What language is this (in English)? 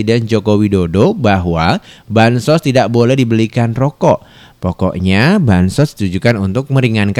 Indonesian